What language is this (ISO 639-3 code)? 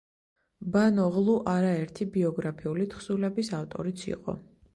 kat